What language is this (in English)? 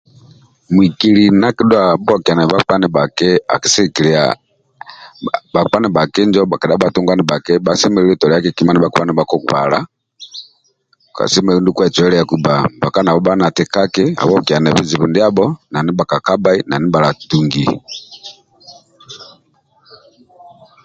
Amba (Uganda)